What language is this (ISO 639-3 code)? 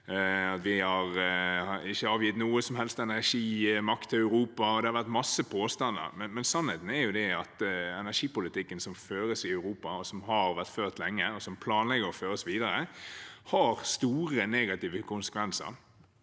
nor